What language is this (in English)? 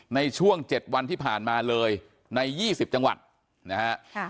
Thai